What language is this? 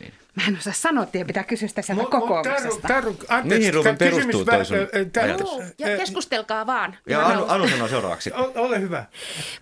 Finnish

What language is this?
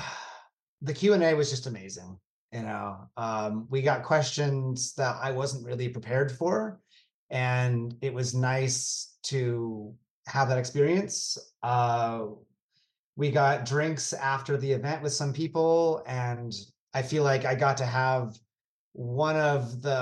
English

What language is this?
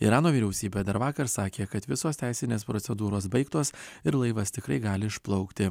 Lithuanian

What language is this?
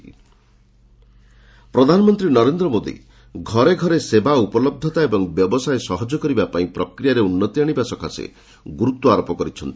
Odia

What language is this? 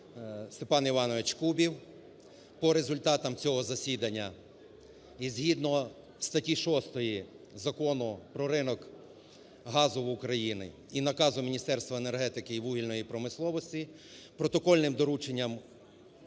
Ukrainian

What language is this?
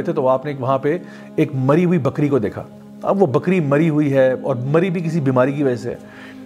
Urdu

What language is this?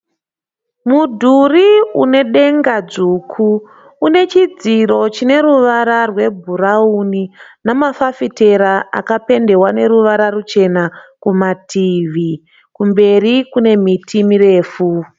Shona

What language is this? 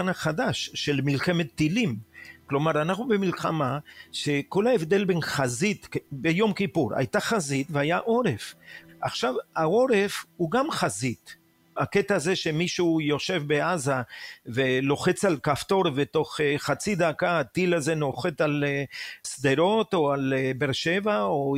Hebrew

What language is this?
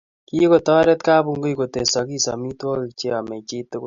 Kalenjin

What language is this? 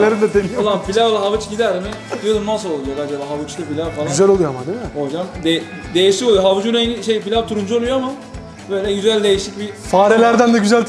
Turkish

